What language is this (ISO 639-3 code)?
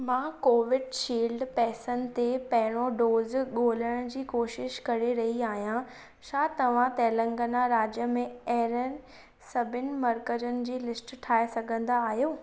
snd